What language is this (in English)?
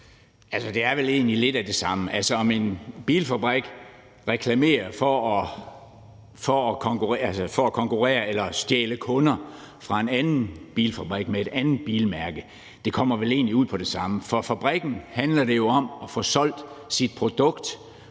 Danish